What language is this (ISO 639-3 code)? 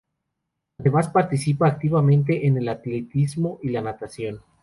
spa